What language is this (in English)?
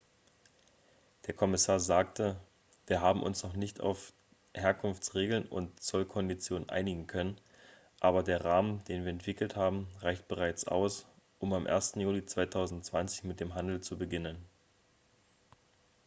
German